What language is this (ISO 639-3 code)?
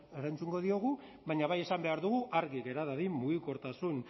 eus